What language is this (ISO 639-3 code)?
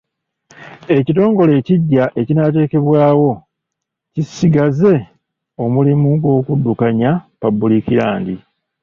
lug